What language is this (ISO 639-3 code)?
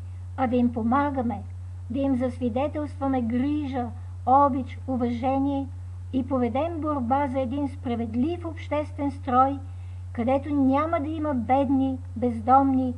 bul